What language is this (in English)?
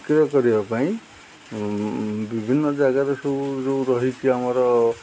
Odia